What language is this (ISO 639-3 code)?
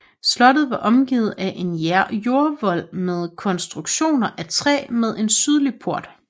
dan